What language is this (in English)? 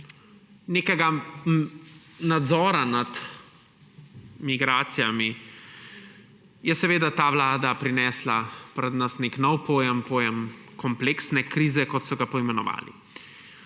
Slovenian